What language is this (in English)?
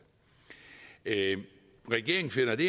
Danish